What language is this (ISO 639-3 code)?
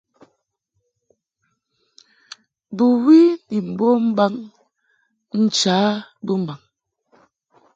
mhk